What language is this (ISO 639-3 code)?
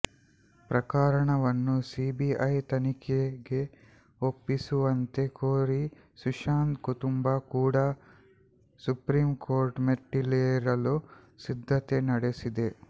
kan